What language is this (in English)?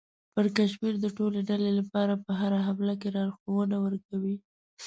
Pashto